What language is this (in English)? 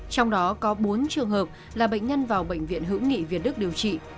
Vietnamese